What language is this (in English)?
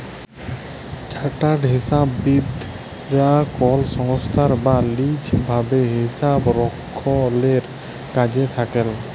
Bangla